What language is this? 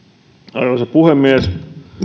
Finnish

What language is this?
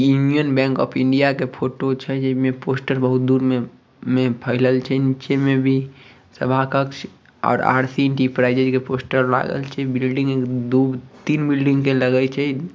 Magahi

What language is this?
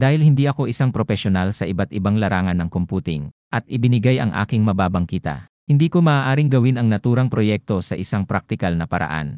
Filipino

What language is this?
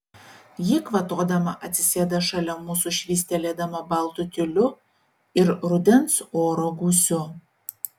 Lithuanian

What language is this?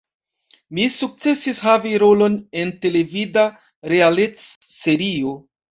Esperanto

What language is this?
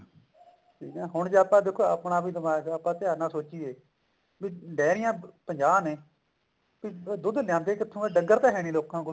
Punjabi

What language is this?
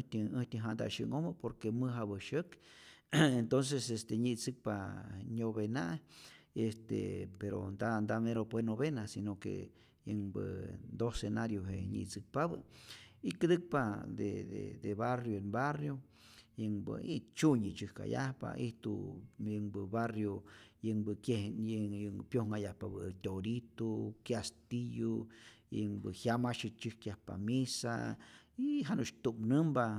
Rayón Zoque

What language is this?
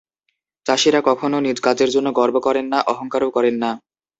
Bangla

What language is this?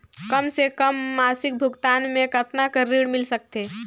Chhattisgarhi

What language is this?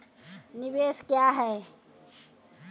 Maithili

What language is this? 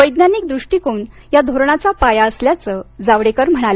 Marathi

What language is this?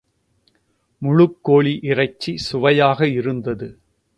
Tamil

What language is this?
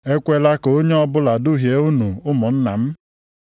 Igbo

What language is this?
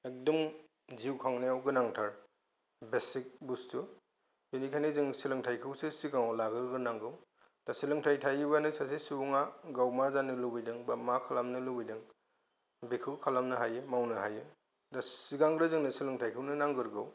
Bodo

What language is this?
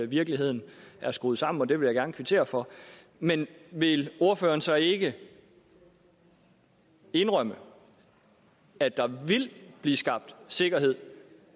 Danish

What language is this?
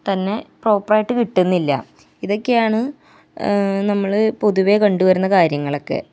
Malayalam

